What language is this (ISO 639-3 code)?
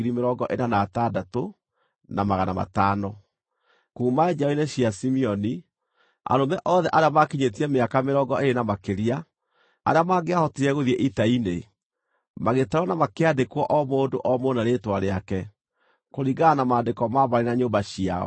kik